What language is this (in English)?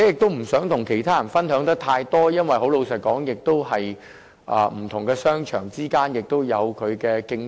Cantonese